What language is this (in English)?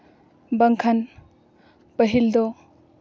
Santali